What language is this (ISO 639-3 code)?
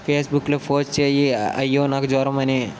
tel